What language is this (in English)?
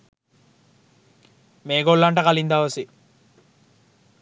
Sinhala